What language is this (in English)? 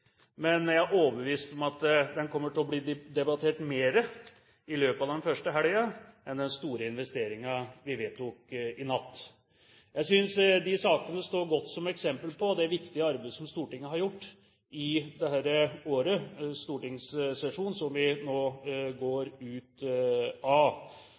Norwegian Bokmål